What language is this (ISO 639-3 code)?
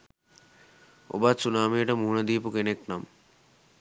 sin